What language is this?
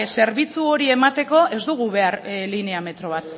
Basque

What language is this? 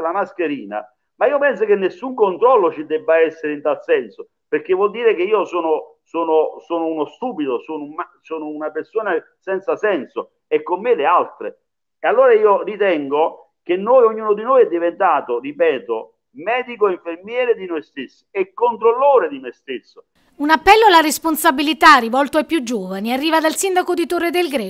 Italian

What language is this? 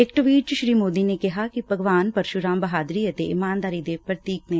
Punjabi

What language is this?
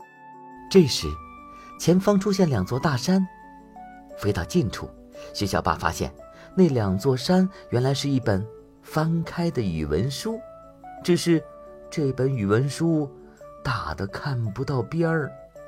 Chinese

